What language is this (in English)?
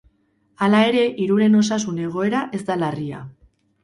Basque